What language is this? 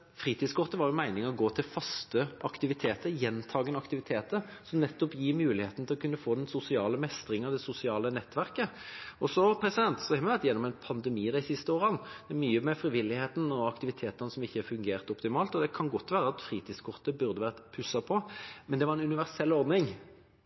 Norwegian Bokmål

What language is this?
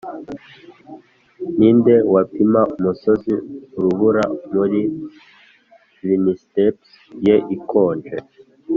Kinyarwanda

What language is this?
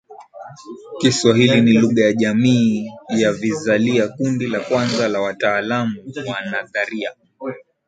Swahili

